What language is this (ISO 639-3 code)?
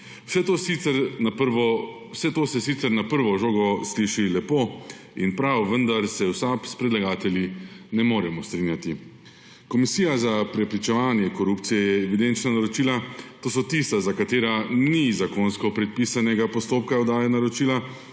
slv